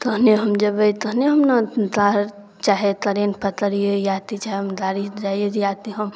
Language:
Maithili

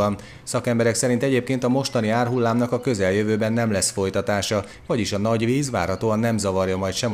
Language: Hungarian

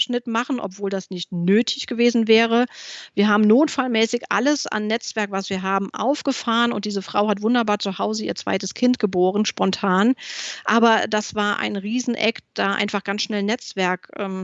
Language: German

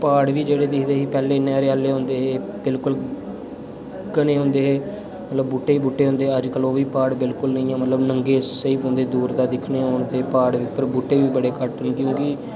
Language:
Dogri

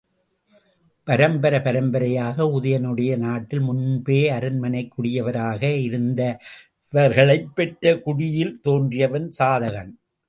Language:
Tamil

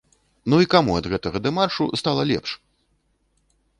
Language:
Belarusian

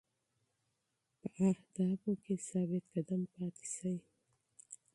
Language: Pashto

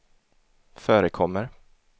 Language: Swedish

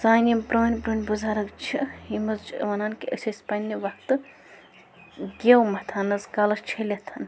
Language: Kashmiri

